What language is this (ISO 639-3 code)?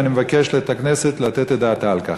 heb